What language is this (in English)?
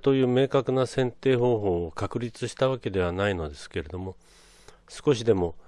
Japanese